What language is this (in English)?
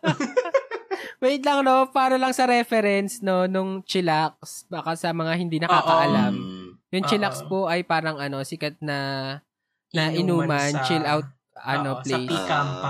Filipino